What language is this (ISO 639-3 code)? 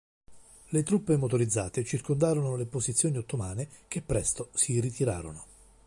ita